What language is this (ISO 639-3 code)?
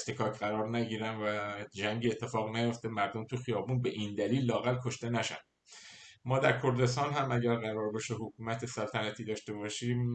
fas